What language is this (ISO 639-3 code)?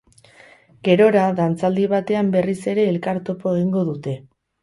eus